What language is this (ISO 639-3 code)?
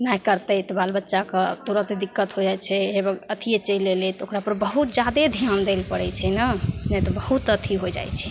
mai